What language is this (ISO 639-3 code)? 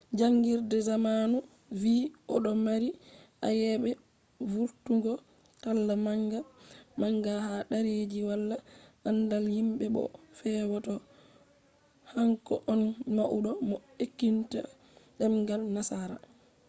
ful